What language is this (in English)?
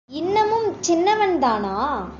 Tamil